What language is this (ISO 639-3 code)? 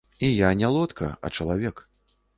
bel